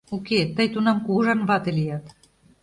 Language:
Mari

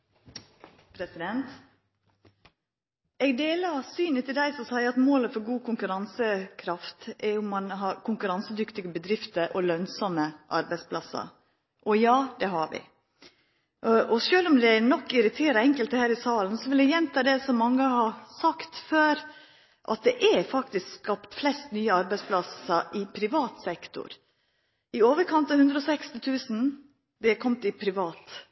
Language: Norwegian Nynorsk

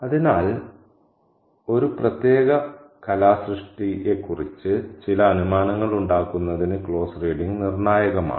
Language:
Malayalam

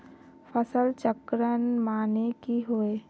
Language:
Magahi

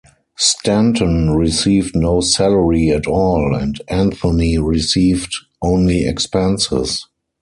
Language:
English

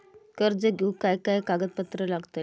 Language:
Marathi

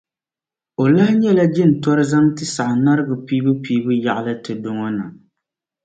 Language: Dagbani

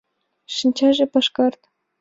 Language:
Mari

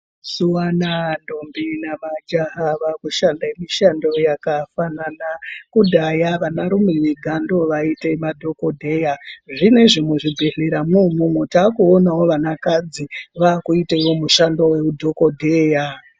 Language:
Ndau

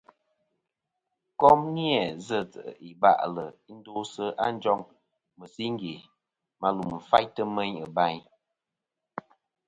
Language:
Kom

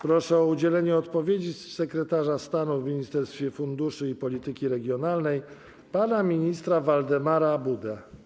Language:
Polish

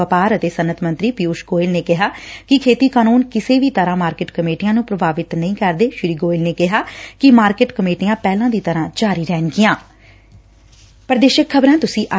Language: Punjabi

